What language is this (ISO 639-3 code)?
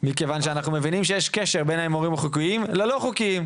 heb